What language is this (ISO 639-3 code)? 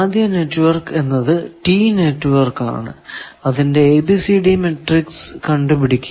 mal